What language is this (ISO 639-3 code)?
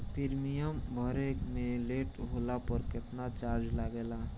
bho